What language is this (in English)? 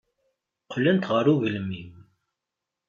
Kabyle